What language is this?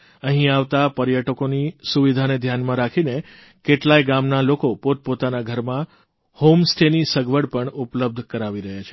Gujarati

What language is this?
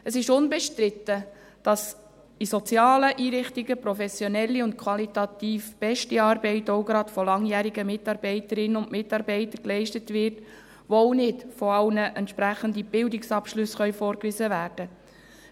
Swiss German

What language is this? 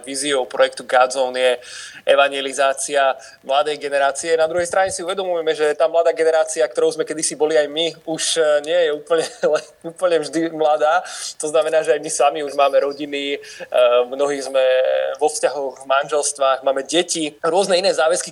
Slovak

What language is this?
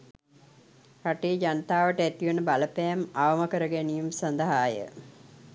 Sinhala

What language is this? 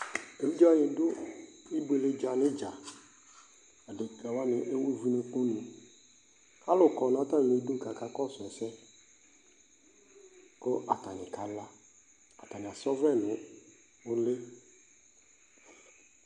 Ikposo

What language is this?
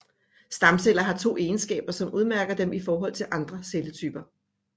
Danish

